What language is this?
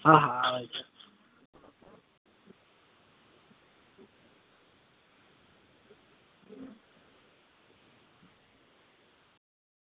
Gujarati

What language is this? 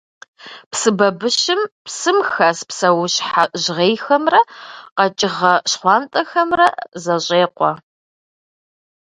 Kabardian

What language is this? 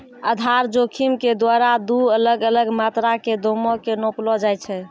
Maithili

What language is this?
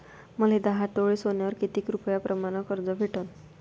Marathi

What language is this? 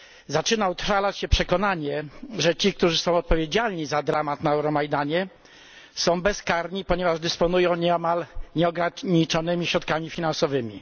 Polish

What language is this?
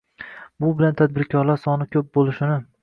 Uzbek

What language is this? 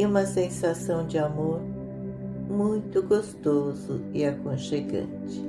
Portuguese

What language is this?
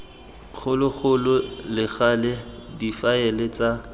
Tswana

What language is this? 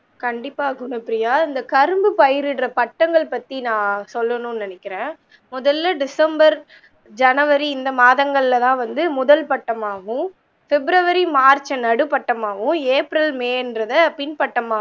Tamil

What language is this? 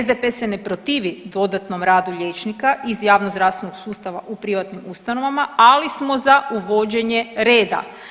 Croatian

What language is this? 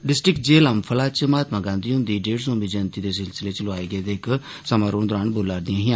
Dogri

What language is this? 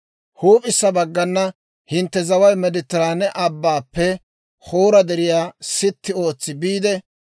Dawro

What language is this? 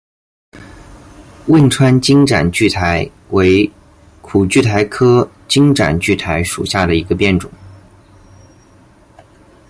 Chinese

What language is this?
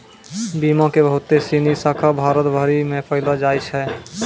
Maithili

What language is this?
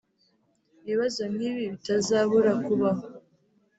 Kinyarwanda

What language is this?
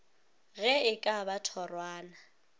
Northern Sotho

